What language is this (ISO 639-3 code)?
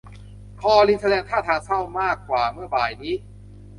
tha